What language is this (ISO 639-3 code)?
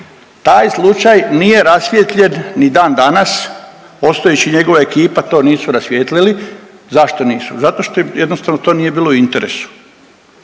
hrv